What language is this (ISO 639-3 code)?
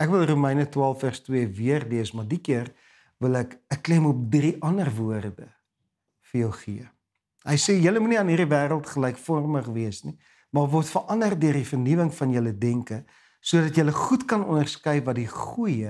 nld